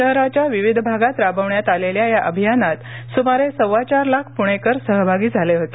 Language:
Marathi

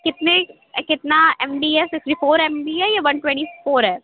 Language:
Urdu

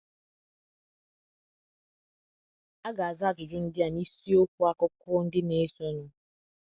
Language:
Igbo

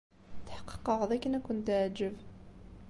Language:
Kabyle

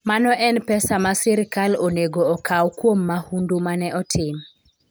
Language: Luo (Kenya and Tanzania)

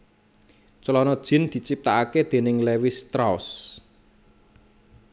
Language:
Javanese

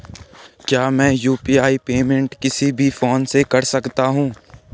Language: Hindi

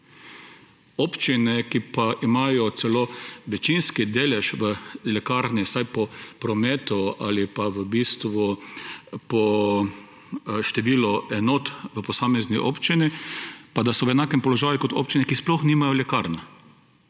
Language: Slovenian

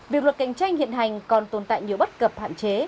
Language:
Vietnamese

